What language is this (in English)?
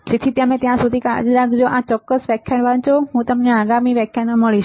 Gujarati